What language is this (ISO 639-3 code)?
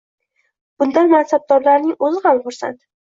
uzb